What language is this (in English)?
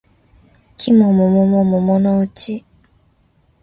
Japanese